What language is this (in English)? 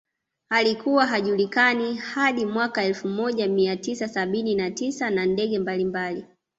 Swahili